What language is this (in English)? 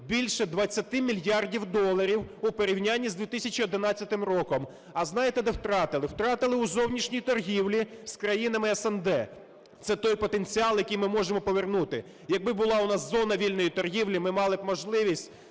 Ukrainian